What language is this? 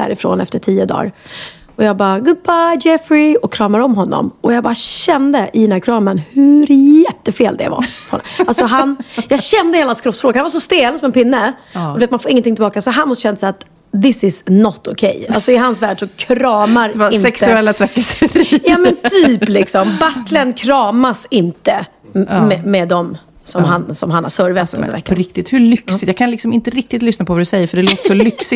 Swedish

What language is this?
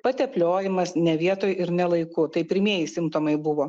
Lithuanian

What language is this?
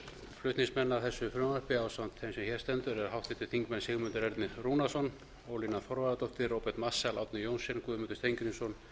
Icelandic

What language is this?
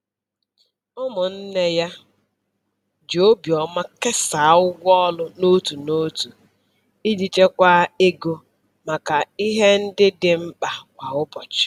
Igbo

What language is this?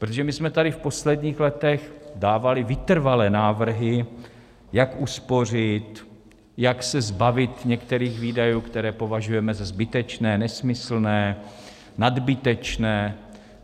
Czech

